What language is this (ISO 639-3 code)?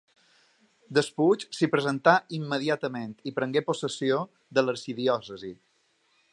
cat